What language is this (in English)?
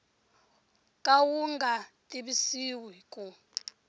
Tsonga